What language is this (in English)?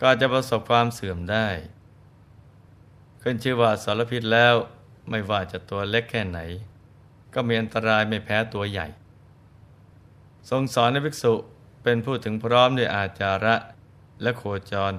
Thai